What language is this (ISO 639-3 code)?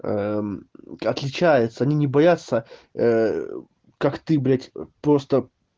rus